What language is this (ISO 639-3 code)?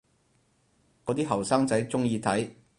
yue